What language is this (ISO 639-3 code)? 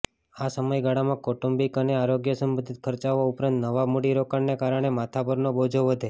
guj